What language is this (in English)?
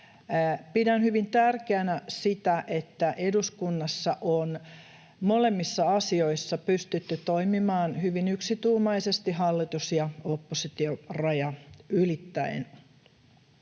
Finnish